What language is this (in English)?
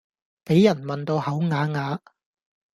Cantonese